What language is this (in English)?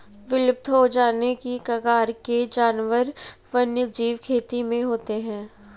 Hindi